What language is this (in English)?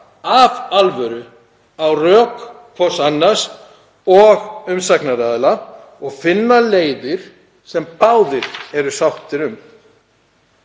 Icelandic